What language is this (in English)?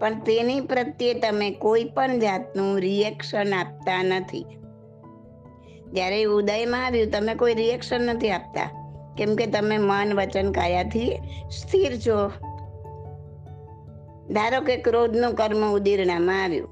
Gujarati